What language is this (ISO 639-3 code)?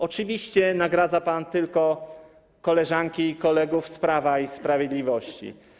pol